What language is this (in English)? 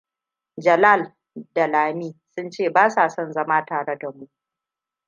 Hausa